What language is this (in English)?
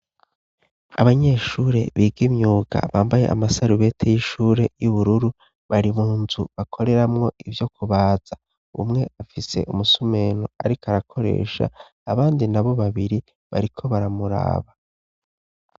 Rundi